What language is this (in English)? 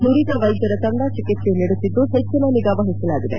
Kannada